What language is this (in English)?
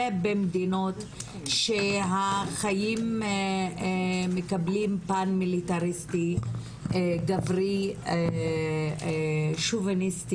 Hebrew